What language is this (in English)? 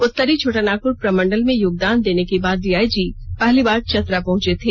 Hindi